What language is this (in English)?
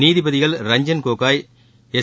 Tamil